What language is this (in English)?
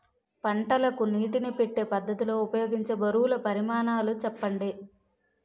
Telugu